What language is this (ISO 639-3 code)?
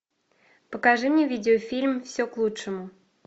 rus